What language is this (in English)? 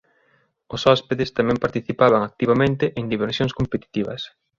Galician